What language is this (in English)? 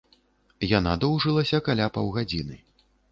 Belarusian